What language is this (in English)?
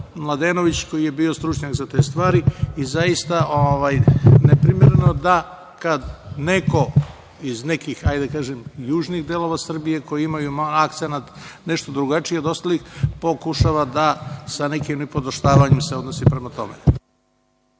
Serbian